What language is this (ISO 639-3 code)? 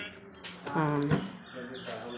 mai